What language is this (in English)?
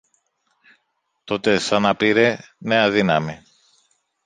Greek